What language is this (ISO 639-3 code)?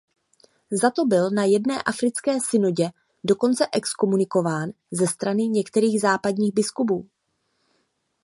ces